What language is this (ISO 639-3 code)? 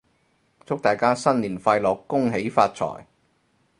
yue